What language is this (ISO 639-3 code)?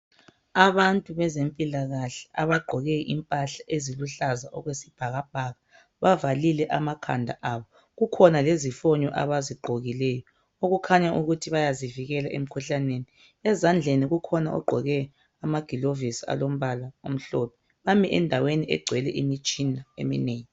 nde